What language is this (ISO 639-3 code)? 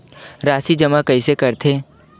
hne